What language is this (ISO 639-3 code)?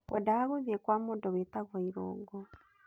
kik